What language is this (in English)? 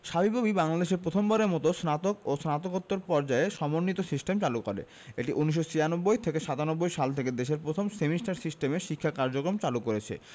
Bangla